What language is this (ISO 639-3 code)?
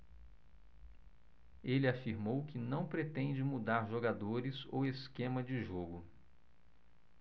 por